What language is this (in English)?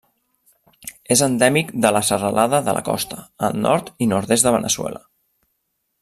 Catalan